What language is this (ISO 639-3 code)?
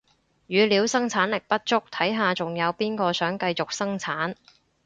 yue